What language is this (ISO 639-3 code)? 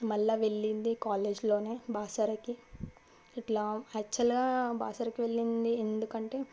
tel